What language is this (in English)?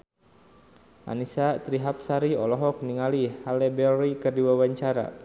Sundanese